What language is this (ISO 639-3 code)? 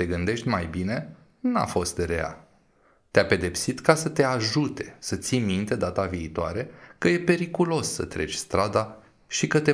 ron